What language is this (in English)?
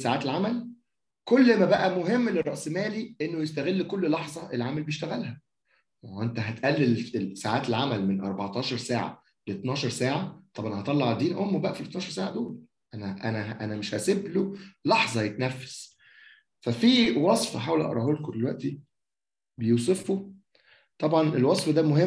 Arabic